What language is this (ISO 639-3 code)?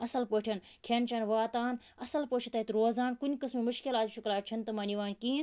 kas